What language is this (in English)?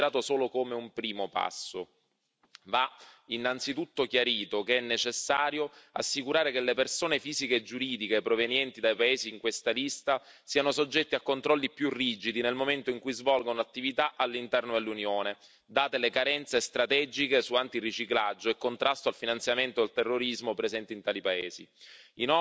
Italian